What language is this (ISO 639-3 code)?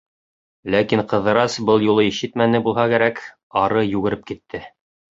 bak